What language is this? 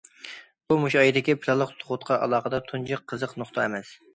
Uyghur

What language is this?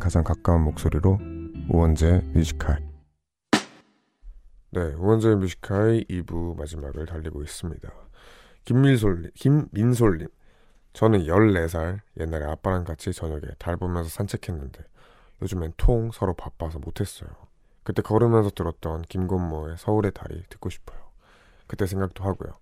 Korean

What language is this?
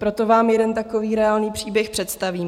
Czech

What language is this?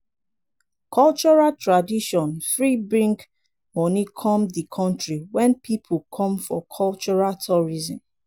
Nigerian Pidgin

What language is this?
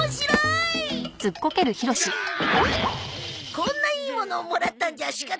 Japanese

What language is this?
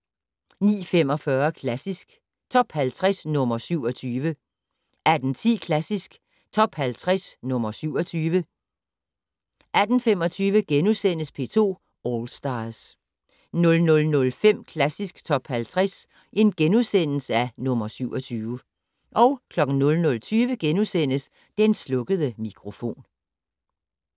Danish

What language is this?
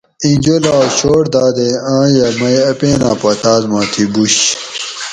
Gawri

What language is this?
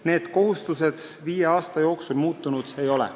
Estonian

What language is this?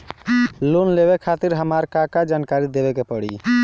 Bhojpuri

